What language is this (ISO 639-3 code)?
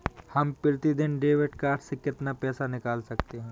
hin